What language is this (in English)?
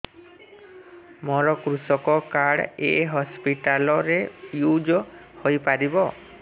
Odia